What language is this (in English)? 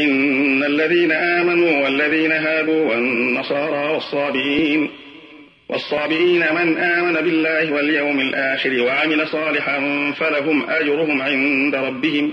Arabic